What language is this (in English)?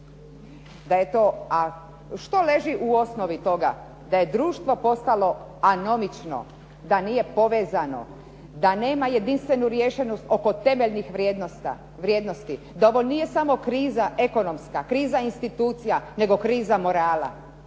Croatian